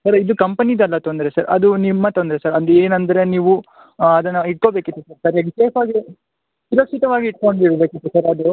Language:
Kannada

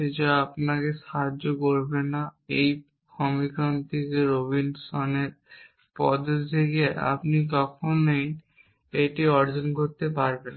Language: Bangla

